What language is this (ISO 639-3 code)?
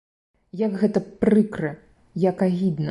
bel